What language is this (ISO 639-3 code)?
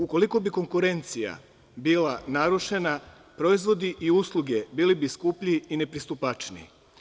srp